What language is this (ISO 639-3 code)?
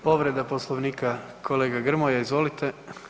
hrv